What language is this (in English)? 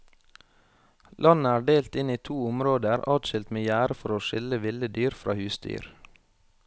Norwegian